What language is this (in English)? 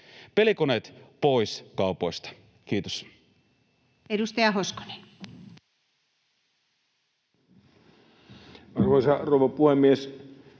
Finnish